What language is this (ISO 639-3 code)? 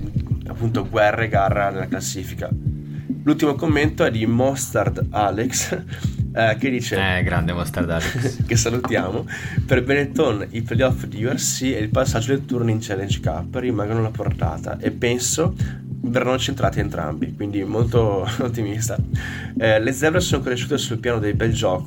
ita